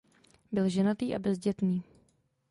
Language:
Czech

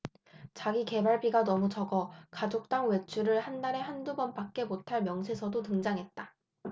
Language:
Korean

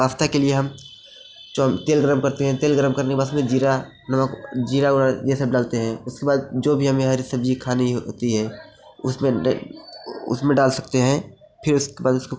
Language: Hindi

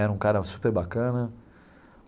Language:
Portuguese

